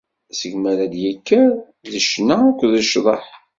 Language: Kabyle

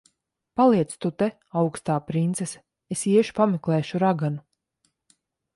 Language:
Latvian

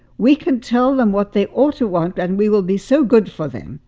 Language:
English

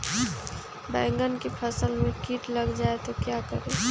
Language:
Magahi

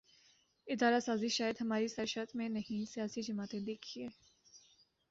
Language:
Urdu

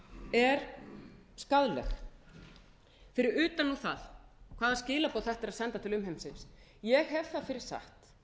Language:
Icelandic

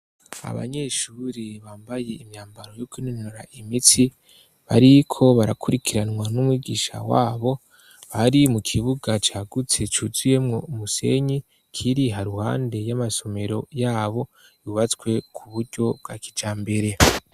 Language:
Rundi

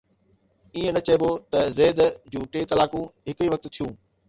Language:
Sindhi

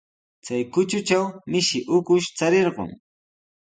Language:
Sihuas Ancash Quechua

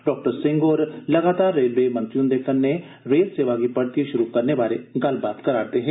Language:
Dogri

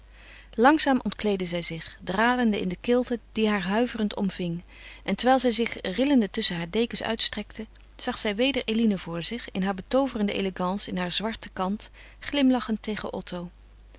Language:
Dutch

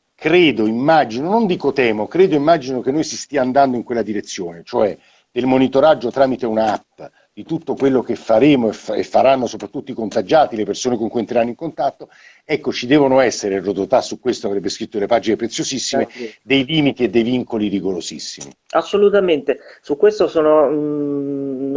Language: Italian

